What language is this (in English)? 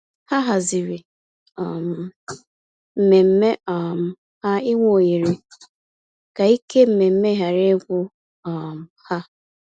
Igbo